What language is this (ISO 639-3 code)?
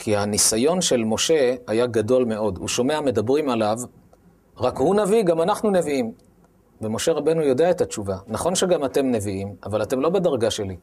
heb